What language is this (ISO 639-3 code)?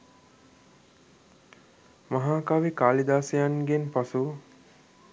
sin